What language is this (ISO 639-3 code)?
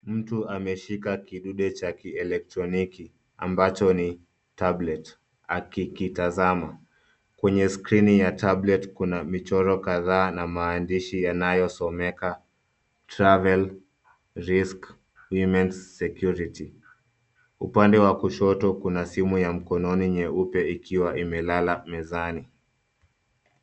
swa